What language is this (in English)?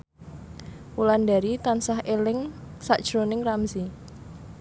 Javanese